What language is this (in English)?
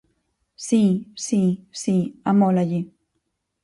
Galician